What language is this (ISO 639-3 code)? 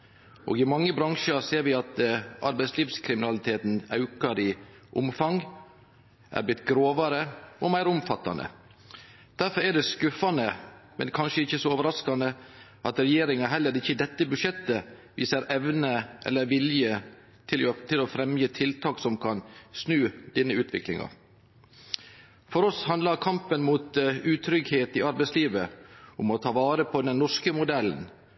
nno